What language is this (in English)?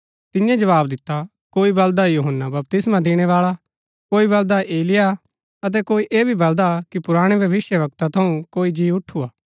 Gaddi